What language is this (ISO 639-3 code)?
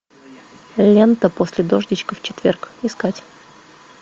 rus